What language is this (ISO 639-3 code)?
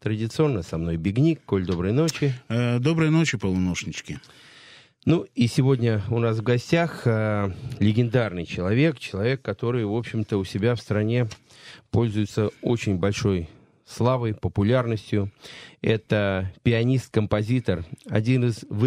rus